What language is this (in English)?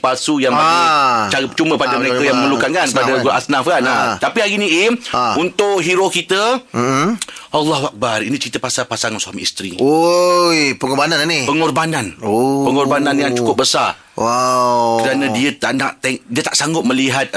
Malay